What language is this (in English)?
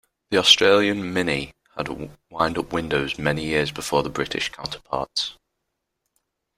English